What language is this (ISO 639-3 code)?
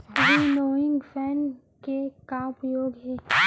hne